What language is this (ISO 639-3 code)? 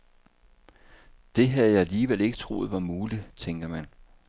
dan